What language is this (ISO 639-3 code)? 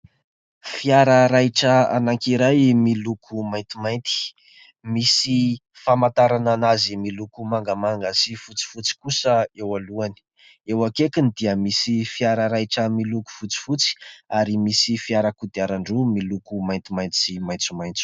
mlg